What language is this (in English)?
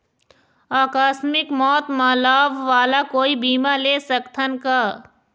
Chhattisgarhi